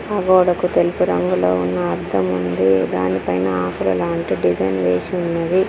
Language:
Telugu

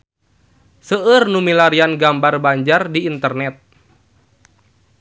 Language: Sundanese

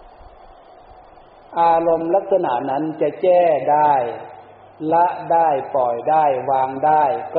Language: Thai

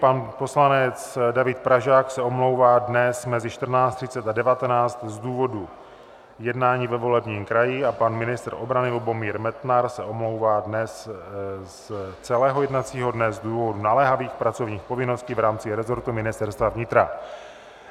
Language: Czech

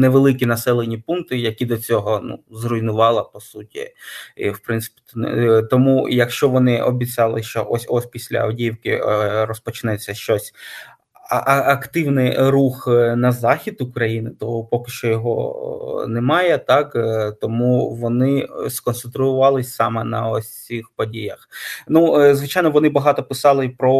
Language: Ukrainian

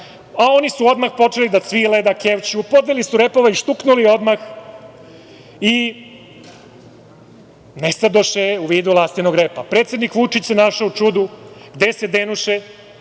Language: Serbian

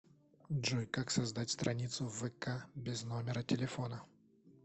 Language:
Russian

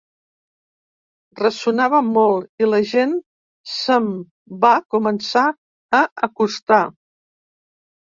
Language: Catalan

